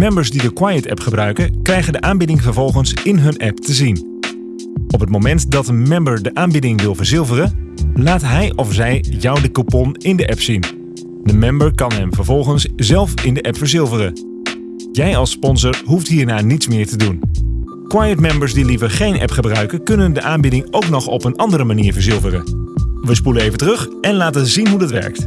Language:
Dutch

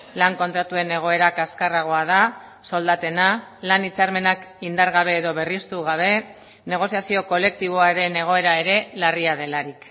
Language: Basque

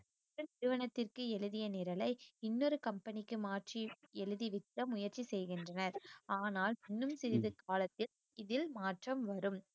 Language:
Tamil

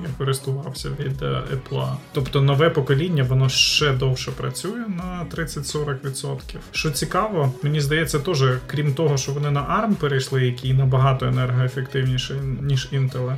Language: Ukrainian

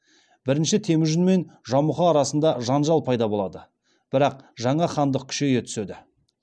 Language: Kazakh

